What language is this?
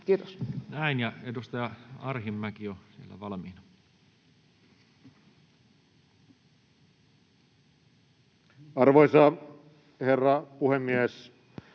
Finnish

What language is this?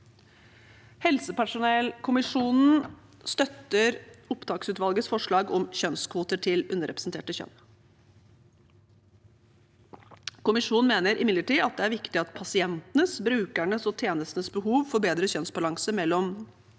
Norwegian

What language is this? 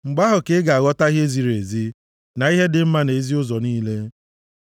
Igbo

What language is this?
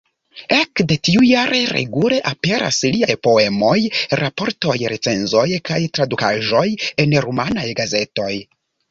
Esperanto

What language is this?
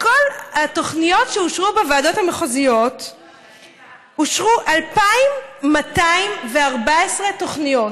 Hebrew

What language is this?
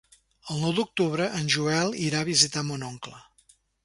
Catalan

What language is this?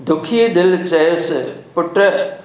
Sindhi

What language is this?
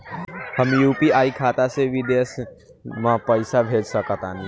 Bhojpuri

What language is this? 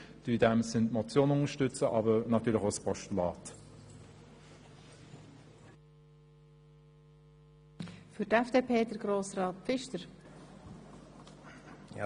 Swiss German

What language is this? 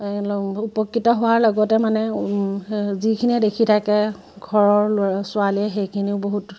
Assamese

